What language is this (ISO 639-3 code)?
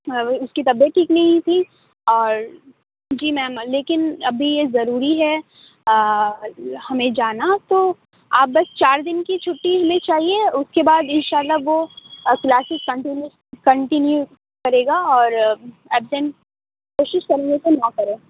urd